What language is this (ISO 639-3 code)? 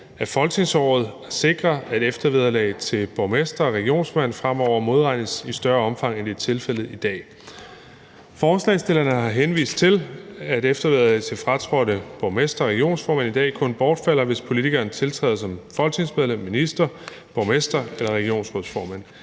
dan